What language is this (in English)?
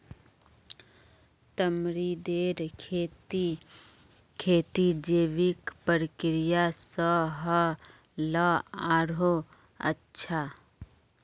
Magahi